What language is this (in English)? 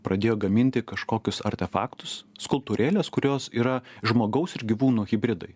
Lithuanian